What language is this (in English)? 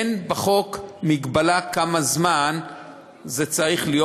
Hebrew